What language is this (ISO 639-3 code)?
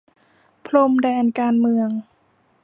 tha